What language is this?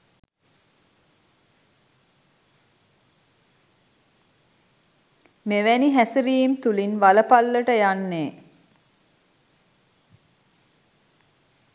Sinhala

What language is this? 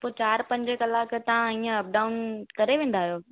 Sindhi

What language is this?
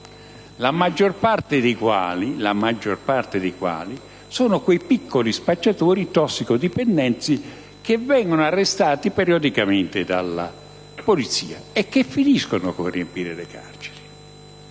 Italian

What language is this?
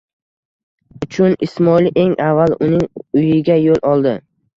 Uzbek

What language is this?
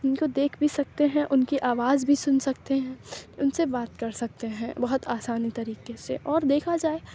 Urdu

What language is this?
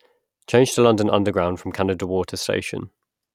English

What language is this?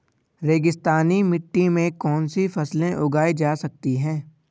Hindi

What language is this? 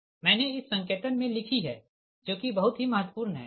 Hindi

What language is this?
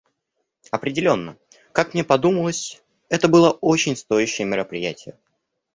Russian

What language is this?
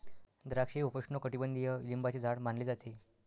Marathi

